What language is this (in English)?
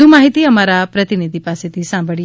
Gujarati